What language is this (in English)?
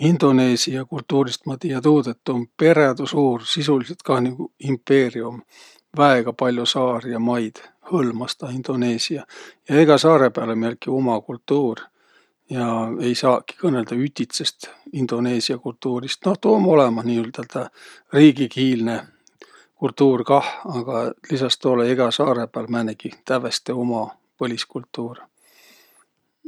Võro